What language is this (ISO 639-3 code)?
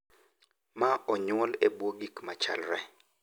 luo